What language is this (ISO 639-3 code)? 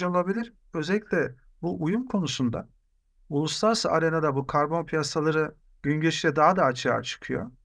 tur